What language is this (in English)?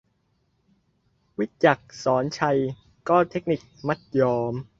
Thai